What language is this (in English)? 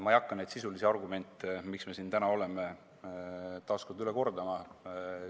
Estonian